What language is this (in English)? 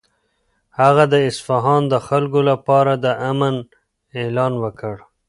Pashto